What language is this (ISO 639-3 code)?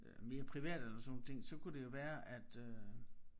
dan